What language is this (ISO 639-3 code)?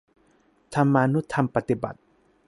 tha